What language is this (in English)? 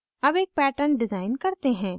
Hindi